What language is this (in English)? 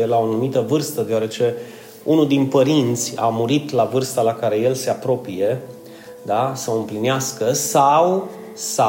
Romanian